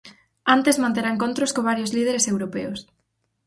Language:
Galician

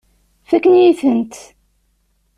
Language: Kabyle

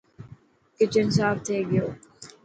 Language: Dhatki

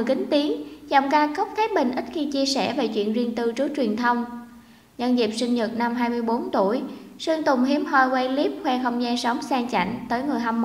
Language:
Vietnamese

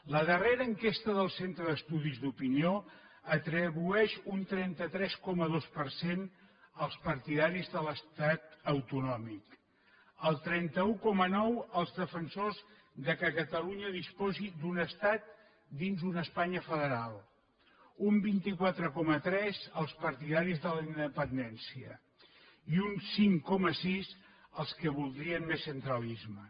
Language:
Catalan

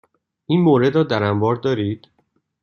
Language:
Persian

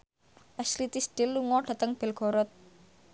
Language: Javanese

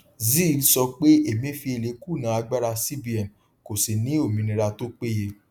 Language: Yoruba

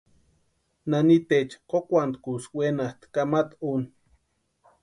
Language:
Western Highland Purepecha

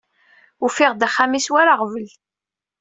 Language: Kabyle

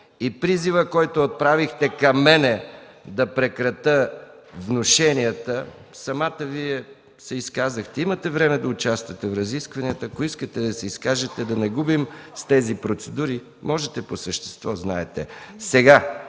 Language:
Bulgarian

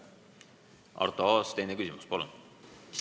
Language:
Estonian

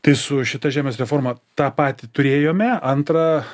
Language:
Lithuanian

